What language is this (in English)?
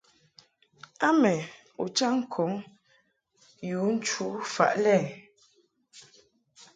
Mungaka